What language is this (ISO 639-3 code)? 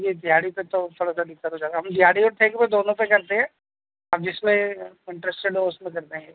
urd